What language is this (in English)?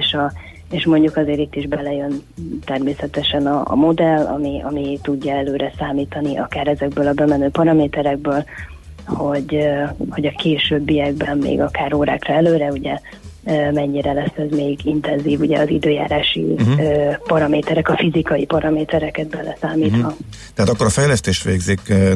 Hungarian